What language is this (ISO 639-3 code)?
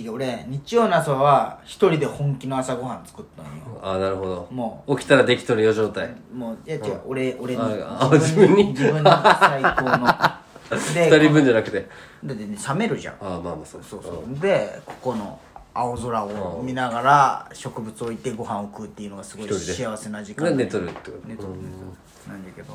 jpn